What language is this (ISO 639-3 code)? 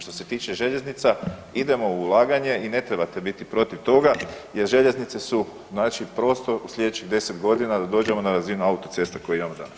hrv